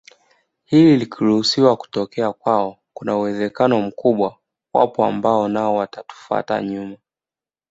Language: Swahili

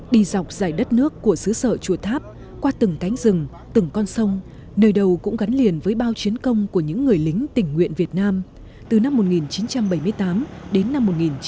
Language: Vietnamese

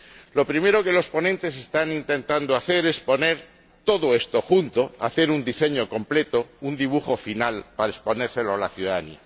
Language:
Spanish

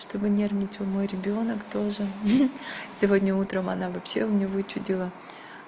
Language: Russian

